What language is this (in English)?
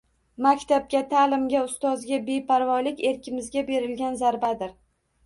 Uzbek